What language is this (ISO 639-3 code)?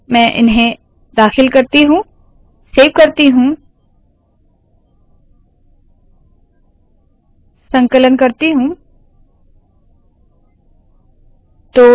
hin